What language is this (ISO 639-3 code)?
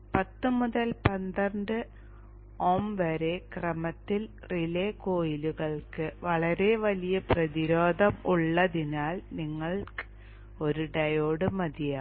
mal